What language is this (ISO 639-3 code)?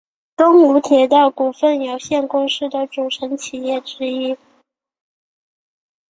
zho